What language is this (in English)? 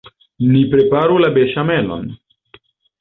Esperanto